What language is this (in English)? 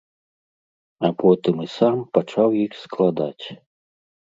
Belarusian